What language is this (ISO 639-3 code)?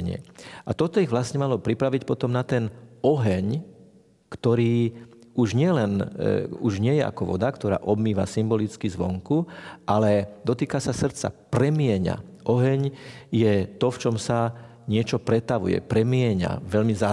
slk